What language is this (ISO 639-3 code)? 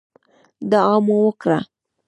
pus